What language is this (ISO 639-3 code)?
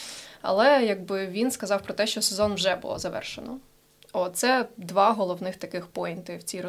ukr